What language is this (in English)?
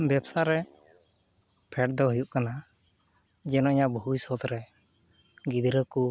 Santali